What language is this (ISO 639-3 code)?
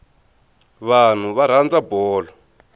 tso